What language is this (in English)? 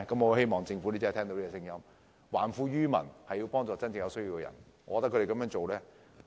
Cantonese